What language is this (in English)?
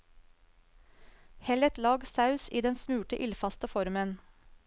Norwegian